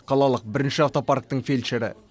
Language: Kazakh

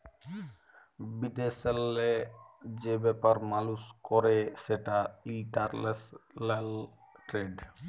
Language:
Bangla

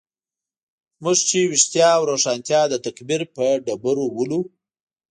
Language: Pashto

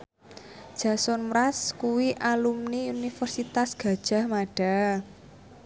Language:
Javanese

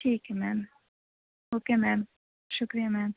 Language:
Urdu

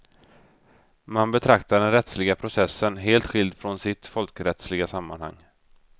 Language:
Swedish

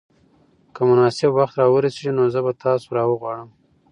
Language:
Pashto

